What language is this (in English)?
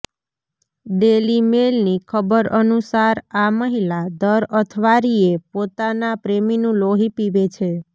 Gujarati